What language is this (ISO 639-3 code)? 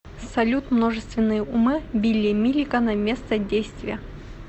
rus